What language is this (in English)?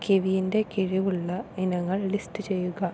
Malayalam